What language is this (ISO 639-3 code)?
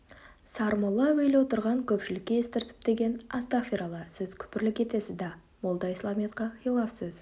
kaz